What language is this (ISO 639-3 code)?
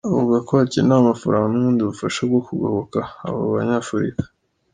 kin